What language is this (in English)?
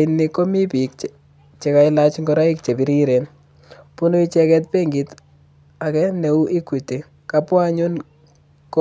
Kalenjin